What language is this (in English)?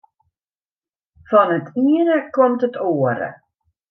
Western Frisian